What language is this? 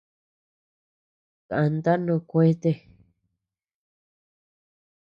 Tepeuxila Cuicatec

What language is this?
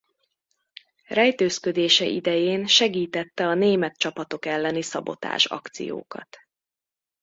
Hungarian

